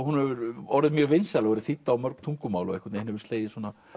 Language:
Icelandic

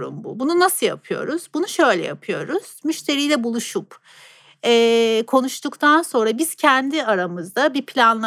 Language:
Turkish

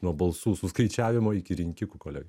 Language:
Lithuanian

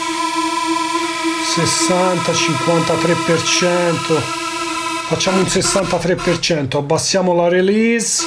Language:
Italian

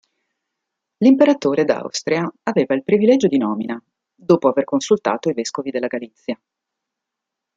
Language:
Italian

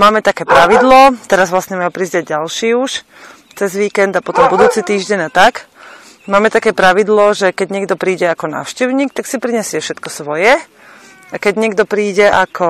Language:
Slovak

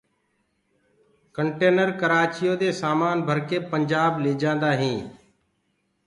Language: Gurgula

